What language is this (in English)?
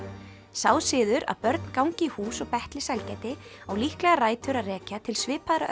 Icelandic